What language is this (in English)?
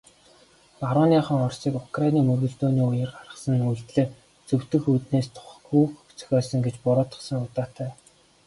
Mongolian